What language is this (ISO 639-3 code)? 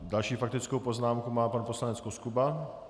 ces